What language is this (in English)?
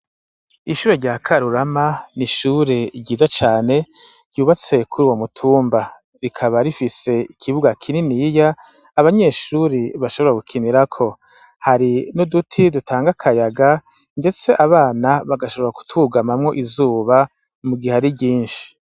Rundi